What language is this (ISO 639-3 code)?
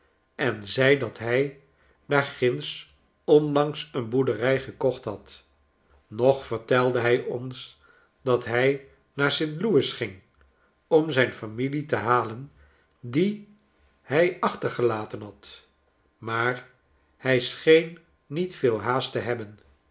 nld